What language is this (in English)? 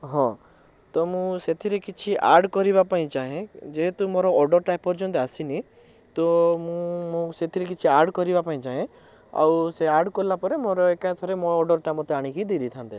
Odia